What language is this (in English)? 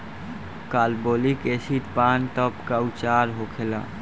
Bhojpuri